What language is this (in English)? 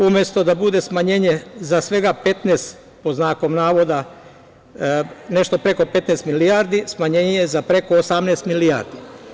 Serbian